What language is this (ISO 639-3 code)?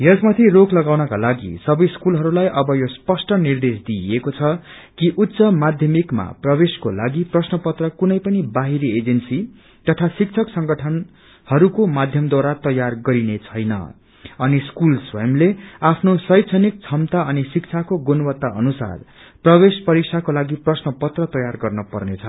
nep